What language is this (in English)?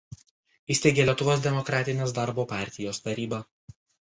Lithuanian